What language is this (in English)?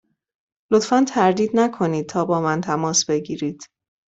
Persian